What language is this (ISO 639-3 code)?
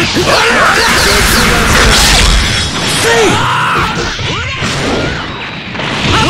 jpn